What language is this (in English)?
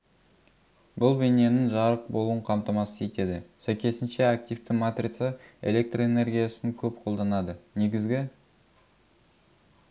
Kazakh